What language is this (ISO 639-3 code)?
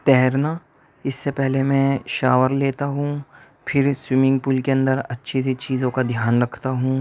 urd